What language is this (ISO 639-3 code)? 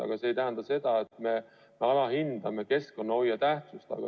est